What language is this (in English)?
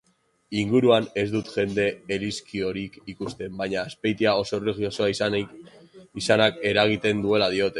Basque